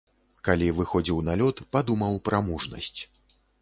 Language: Belarusian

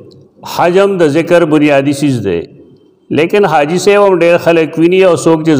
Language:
Arabic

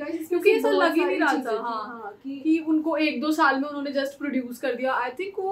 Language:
Hindi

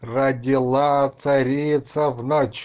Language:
Russian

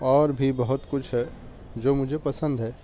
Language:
Urdu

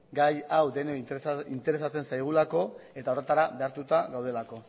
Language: Basque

